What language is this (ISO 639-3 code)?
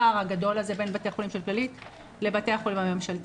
heb